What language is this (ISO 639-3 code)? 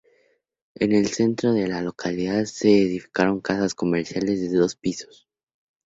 spa